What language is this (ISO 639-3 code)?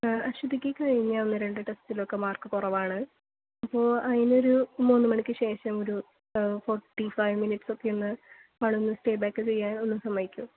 mal